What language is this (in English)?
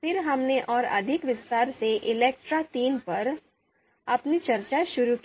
Hindi